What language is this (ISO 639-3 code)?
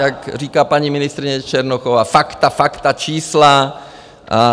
ces